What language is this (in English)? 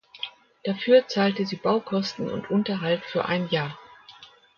German